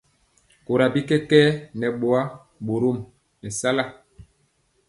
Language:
Mpiemo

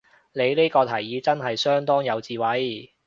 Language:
Cantonese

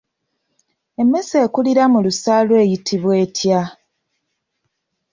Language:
Ganda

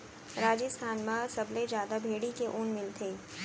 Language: Chhattisgarhi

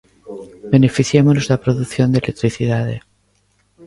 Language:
Galician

